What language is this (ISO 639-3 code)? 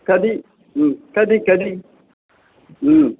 san